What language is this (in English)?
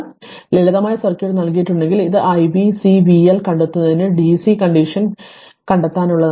Malayalam